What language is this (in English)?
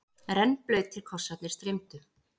Icelandic